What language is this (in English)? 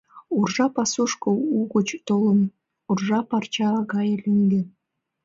Mari